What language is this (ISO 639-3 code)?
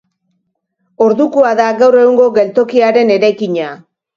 eus